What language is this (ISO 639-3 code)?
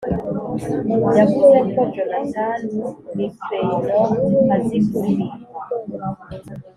kin